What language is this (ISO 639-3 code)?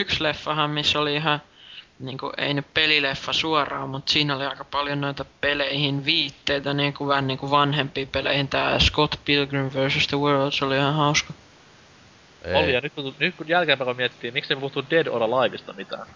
fin